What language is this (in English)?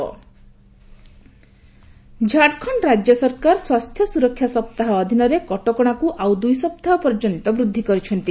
Odia